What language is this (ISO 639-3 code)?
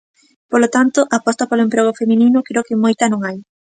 glg